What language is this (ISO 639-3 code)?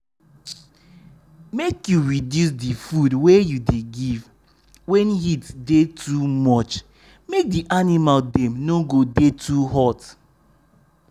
pcm